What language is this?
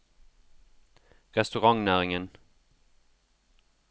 Norwegian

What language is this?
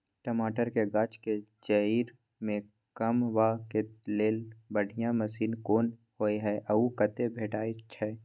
Maithili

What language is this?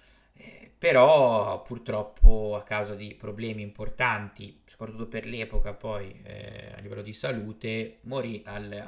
Italian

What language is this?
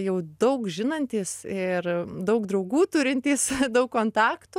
Lithuanian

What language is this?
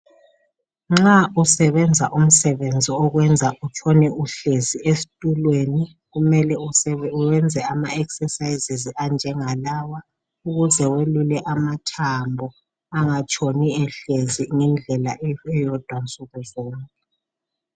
North Ndebele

